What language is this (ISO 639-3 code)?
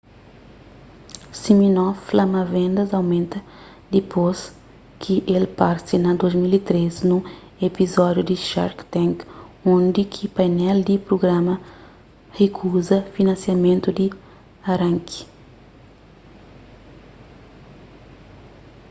kea